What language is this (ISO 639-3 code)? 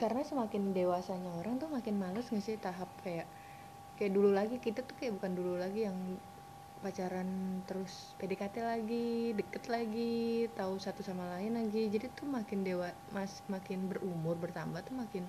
ind